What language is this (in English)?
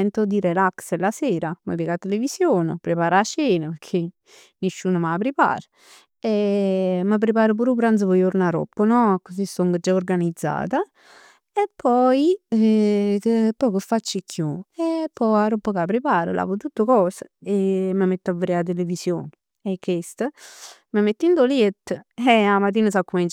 Neapolitan